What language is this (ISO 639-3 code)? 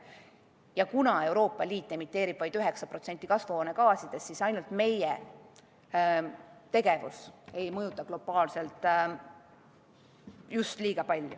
est